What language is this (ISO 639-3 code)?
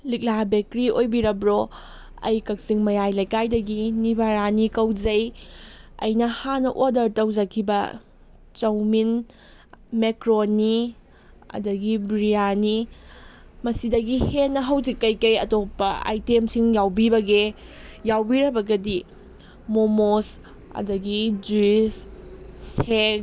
mni